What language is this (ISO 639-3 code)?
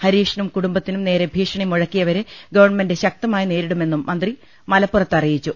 mal